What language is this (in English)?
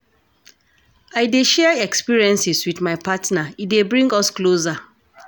Nigerian Pidgin